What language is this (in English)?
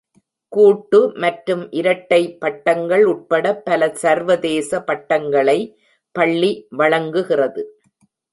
Tamil